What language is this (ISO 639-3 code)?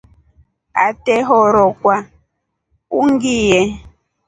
rof